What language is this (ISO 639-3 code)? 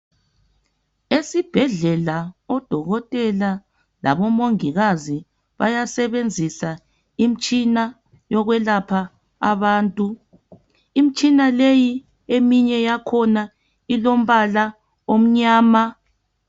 nde